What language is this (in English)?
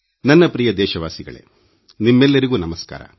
Kannada